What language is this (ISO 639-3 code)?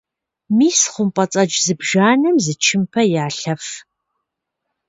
kbd